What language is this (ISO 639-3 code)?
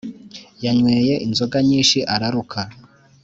kin